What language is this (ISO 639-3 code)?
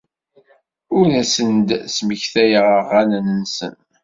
kab